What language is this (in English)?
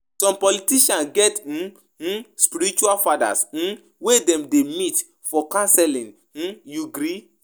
Nigerian Pidgin